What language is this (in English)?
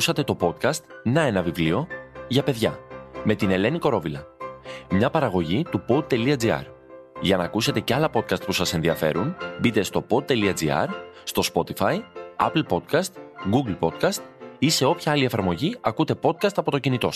Greek